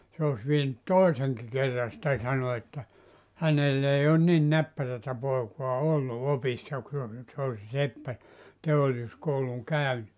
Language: Finnish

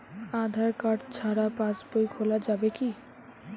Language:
Bangla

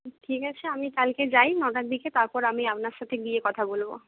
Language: Bangla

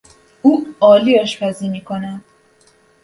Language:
Persian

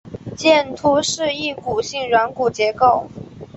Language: Chinese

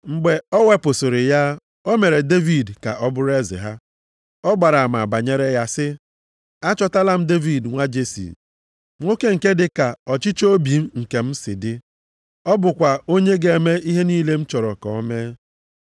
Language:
Igbo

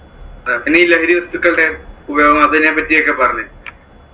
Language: Malayalam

